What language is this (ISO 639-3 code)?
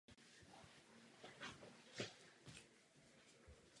ces